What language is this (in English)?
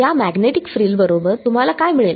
Marathi